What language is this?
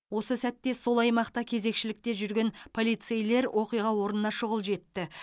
Kazakh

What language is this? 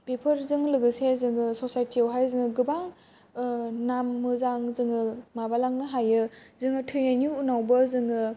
Bodo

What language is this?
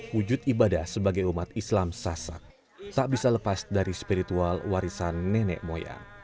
Indonesian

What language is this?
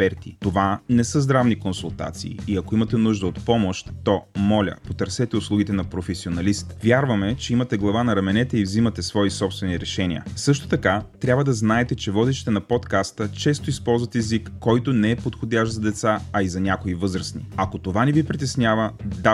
Bulgarian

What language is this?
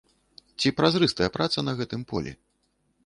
Belarusian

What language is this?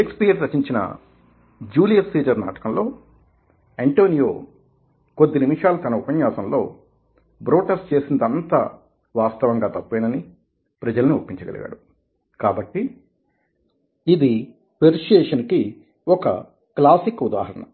Telugu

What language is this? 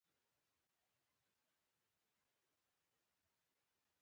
Pashto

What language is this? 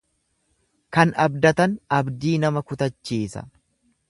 Oromo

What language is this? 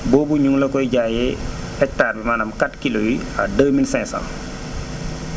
Wolof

